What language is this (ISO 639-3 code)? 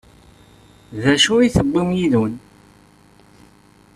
kab